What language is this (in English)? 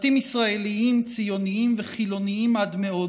Hebrew